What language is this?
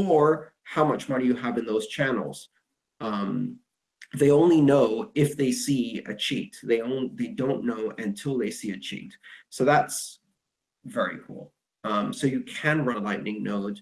English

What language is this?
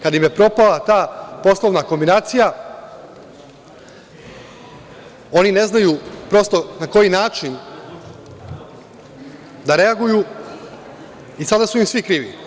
Serbian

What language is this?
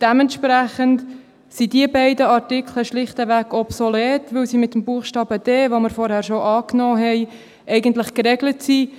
Swiss German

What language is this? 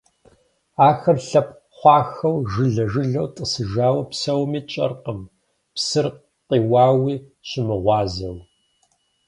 Kabardian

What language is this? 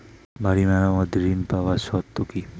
Bangla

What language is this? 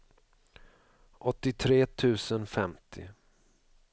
Swedish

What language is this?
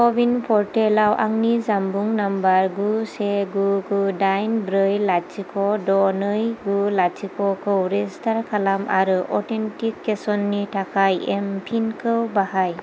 Bodo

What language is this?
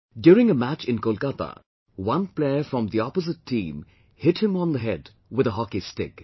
English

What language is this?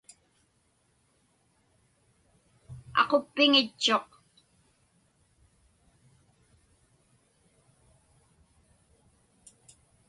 Inupiaq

